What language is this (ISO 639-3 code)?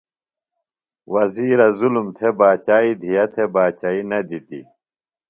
phl